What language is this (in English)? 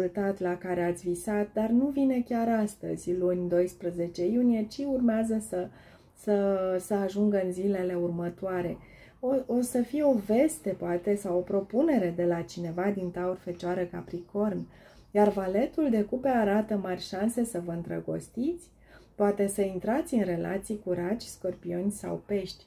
Romanian